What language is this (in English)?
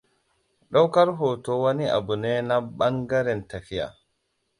Hausa